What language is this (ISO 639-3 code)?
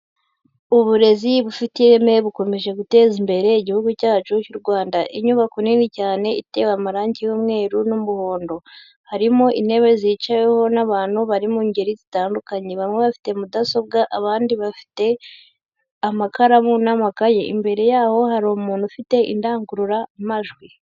kin